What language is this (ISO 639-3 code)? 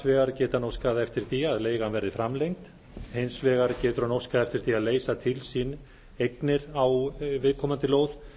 isl